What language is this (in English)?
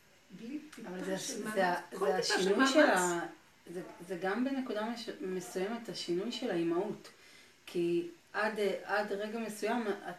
Hebrew